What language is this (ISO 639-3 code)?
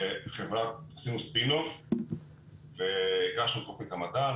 heb